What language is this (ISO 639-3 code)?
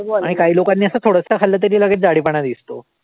mar